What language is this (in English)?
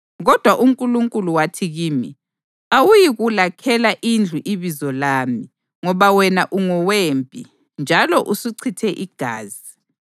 North Ndebele